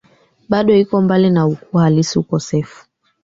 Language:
Swahili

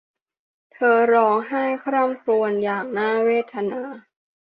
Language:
Thai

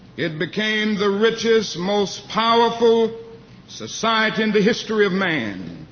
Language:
English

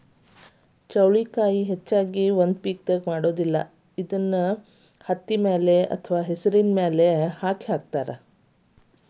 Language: Kannada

